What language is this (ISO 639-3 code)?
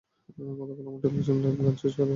ben